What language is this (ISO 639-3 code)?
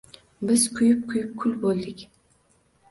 uzb